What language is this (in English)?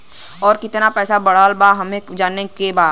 Bhojpuri